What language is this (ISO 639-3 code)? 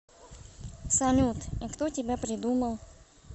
rus